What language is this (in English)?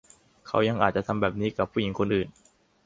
Thai